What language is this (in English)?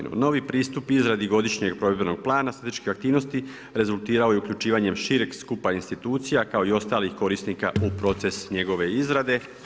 Croatian